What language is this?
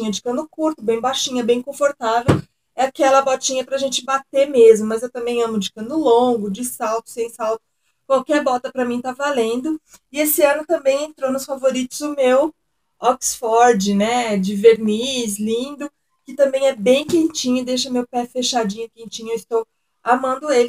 Portuguese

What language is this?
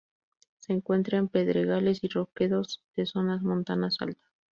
Spanish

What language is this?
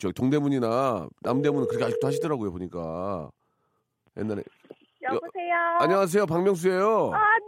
Korean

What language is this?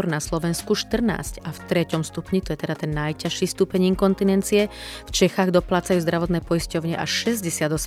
Slovak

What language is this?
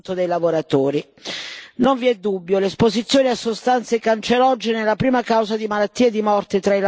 Italian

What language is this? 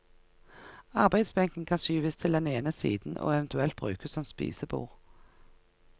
Norwegian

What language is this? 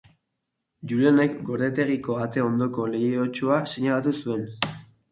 Basque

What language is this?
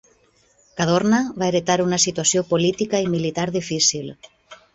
Catalan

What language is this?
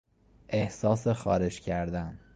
Persian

